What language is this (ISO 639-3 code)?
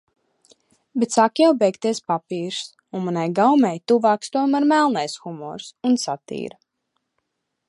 lav